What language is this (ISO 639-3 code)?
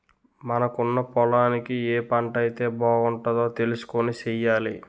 tel